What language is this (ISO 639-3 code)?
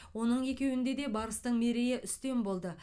kaz